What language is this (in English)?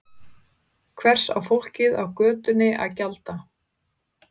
Icelandic